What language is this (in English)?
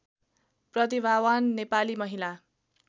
Nepali